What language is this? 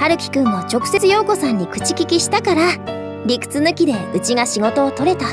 Japanese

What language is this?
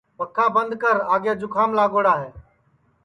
Sansi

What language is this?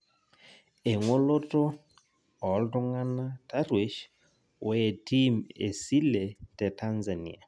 Masai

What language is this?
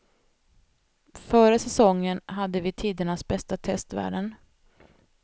Swedish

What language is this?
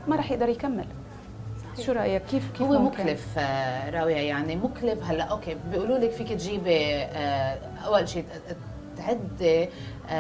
Arabic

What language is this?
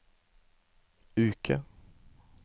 Norwegian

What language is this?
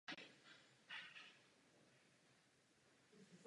Czech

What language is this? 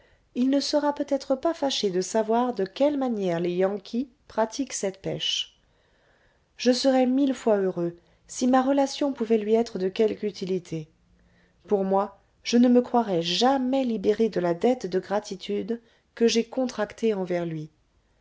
French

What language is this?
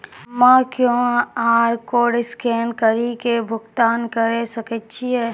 Maithili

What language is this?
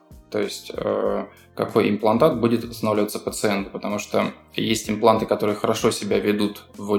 Russian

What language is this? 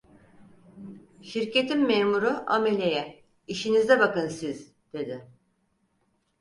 Turkish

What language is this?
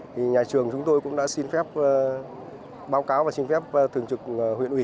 Vietnamese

